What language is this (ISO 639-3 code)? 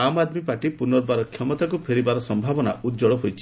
ori